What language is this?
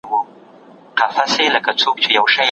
Pashto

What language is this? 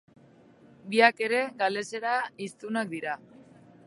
Basque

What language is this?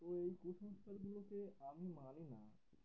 Bangla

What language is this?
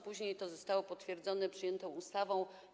Polish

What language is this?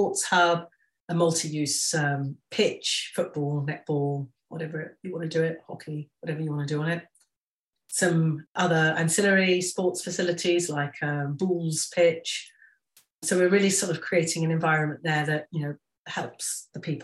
English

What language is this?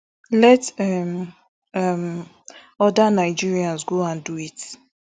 Nigerian Pidgin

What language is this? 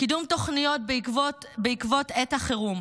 Hebrew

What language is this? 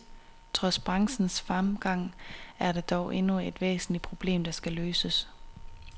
Danish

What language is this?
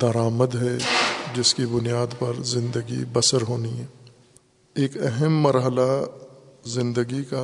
Urdu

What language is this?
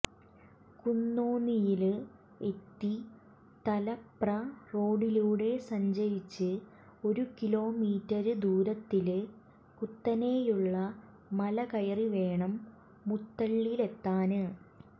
Malayalam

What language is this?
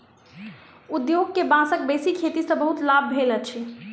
Maithili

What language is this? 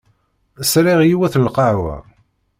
Kabyle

